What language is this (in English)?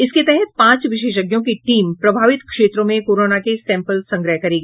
Hindi